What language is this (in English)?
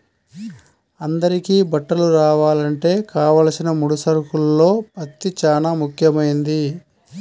Telugu